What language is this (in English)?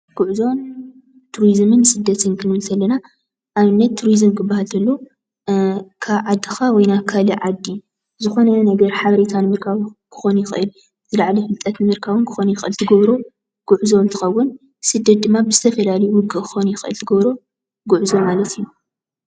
Tigrinya